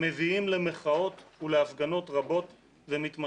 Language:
Hebrew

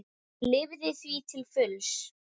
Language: Icelandic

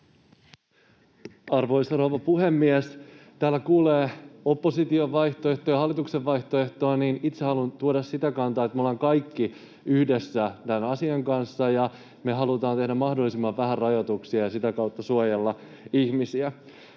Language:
Finnish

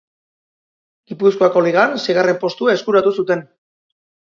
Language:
Basque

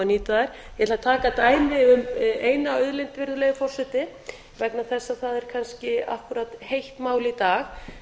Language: Icelandic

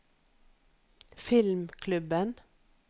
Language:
Norwegian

